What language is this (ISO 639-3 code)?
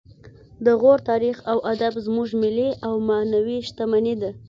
pus